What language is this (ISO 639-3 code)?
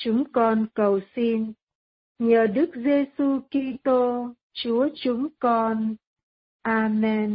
vie